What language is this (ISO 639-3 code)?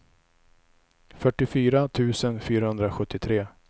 swe